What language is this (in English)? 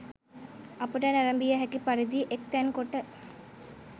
Sinhala